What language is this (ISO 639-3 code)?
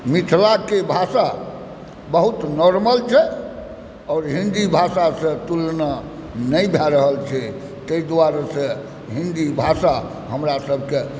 mai